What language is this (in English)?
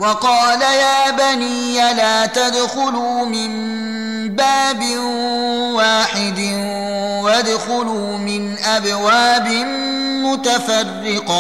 Arabic